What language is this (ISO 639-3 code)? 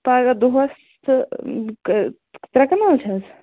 kas